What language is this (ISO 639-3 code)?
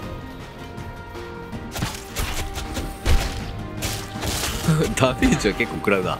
jpn